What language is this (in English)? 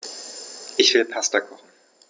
German